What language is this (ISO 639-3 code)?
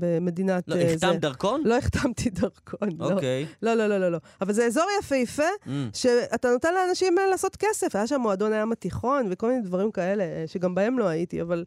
heb